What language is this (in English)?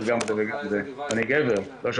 Hebrew